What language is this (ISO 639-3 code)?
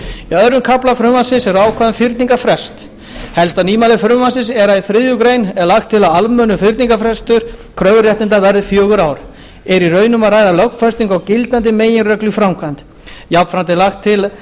isl